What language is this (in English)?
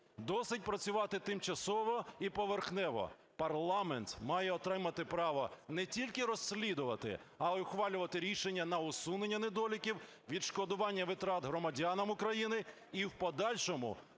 Ukrainian